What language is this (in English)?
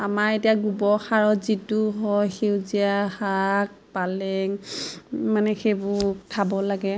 Assamese